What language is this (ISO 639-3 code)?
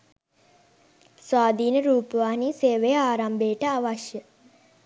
sin